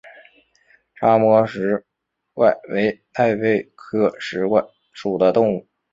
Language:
Chinese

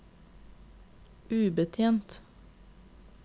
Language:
Norwegian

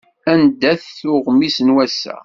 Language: Kabyle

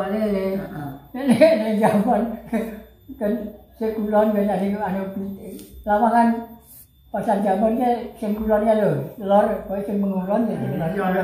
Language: Thai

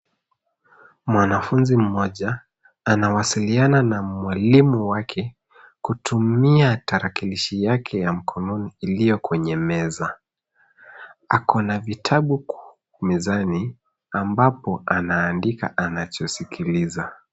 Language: Swahili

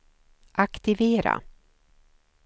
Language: Swedish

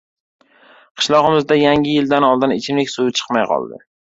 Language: Uzbek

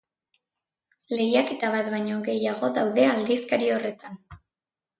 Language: Basque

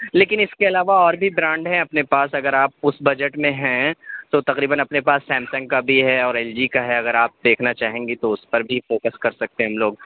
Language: Urdu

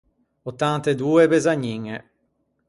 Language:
Ligurian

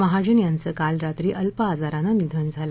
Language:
Marathi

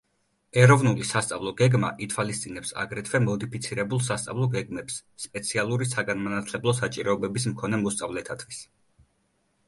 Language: Georgian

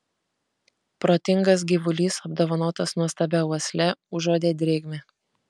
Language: Lithuanian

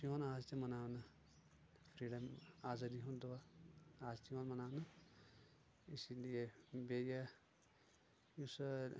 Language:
Kashmiri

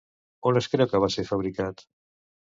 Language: Catalan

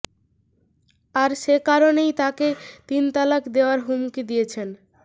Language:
Bangla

